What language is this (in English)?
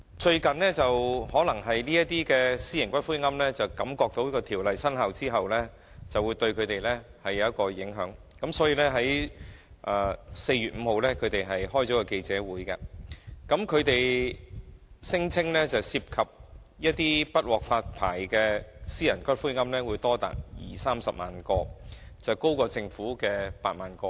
Cantonese